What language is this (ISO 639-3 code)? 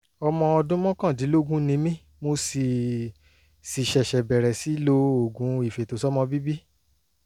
yor